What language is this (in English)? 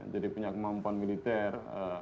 Indonesian